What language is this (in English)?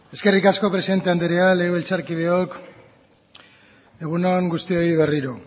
Basque